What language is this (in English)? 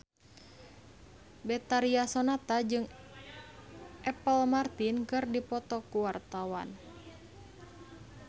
Sundanese